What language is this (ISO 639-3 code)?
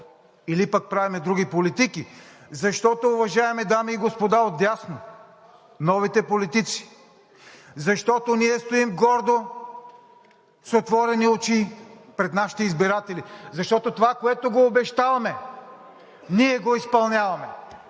bul